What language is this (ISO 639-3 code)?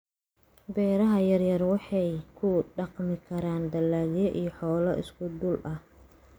som